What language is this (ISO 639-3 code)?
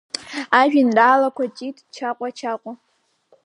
abk